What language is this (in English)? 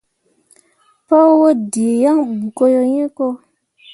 Mundang